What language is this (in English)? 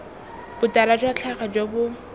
Tswana